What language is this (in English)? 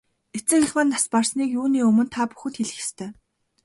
Mongolian